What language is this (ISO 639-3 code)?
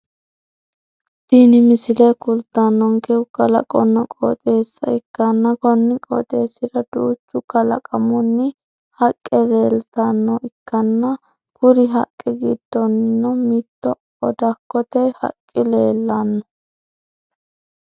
sid